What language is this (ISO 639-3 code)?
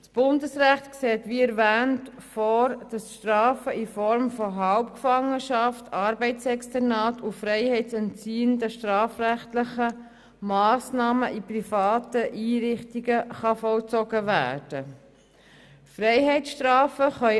gsw